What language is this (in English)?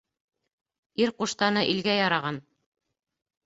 Bashkir